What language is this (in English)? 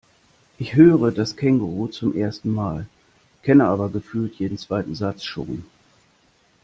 German